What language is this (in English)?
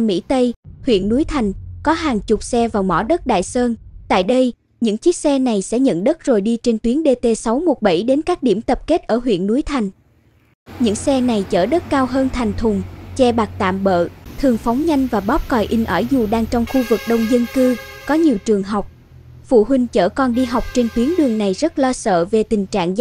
Vietnamese